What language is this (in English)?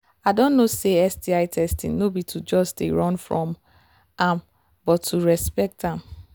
Nigerian Pidgin